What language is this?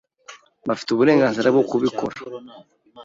Kinyarwanda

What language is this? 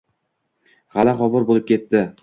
Uzbek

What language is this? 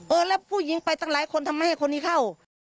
Thai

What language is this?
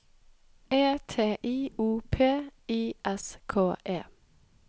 Norwegian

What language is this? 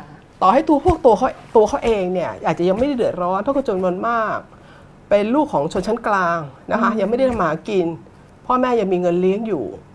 Thai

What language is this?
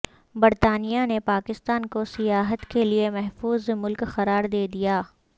Urdu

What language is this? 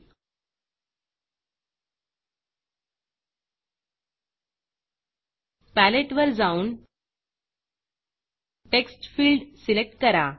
Marathi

